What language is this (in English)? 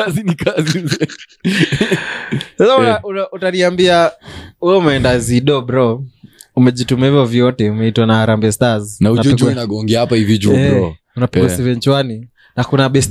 Swahili